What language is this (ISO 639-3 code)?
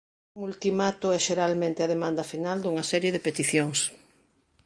glg